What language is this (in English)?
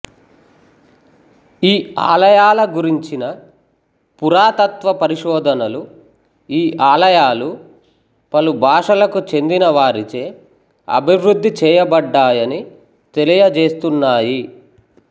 Telugu